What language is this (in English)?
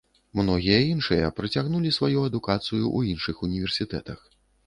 Belarusian